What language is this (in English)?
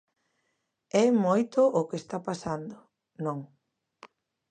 Galician